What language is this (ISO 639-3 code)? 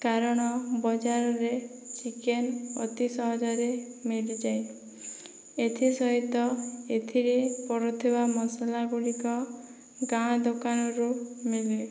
ori